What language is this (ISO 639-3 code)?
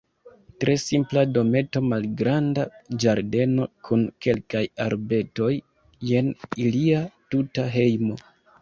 epo